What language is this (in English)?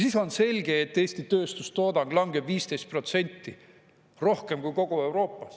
Estonian